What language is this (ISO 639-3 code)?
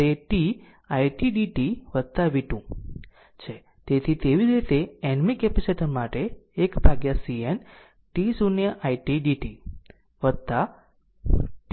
guj